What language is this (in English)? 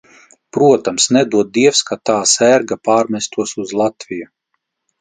Latvian